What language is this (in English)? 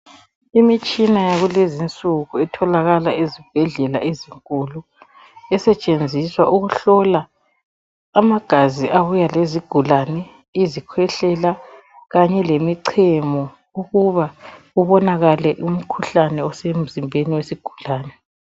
North Ndebele